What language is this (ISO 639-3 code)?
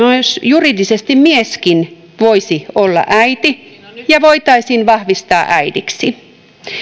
fin